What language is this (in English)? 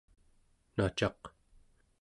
Central Yupik